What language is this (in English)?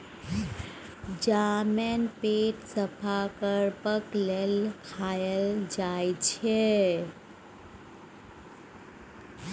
Maithili